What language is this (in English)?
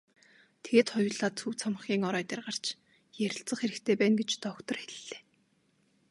Mongolian